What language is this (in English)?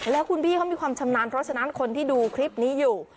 Thai